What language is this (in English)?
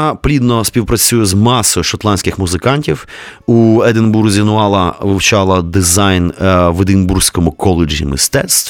Ukrainian